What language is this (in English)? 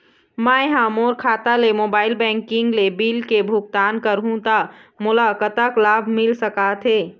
Chhattisgarhi